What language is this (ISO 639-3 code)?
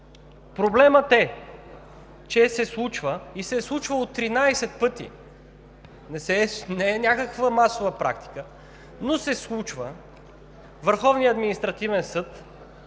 bul